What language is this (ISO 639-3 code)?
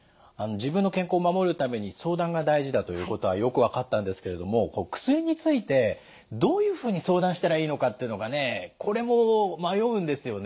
jpn